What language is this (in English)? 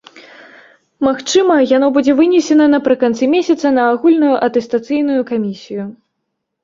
Belarusian